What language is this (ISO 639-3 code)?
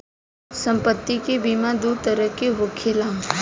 bho